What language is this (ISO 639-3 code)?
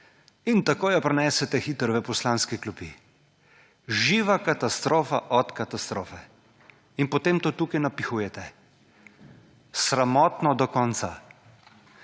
slv